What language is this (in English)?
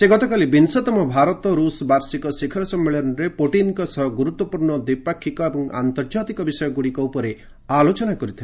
Odia